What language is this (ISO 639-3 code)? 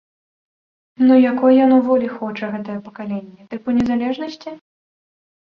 bel